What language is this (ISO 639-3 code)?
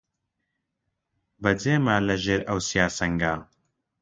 ckb